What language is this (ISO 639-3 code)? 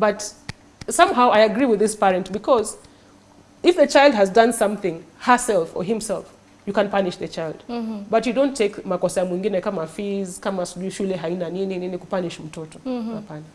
eng